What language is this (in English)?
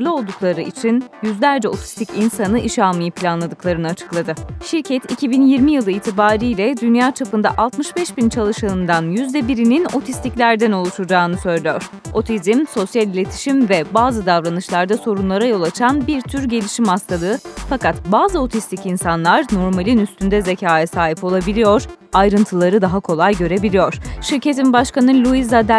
Turkish